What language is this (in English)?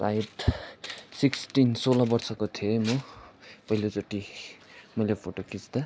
Nepali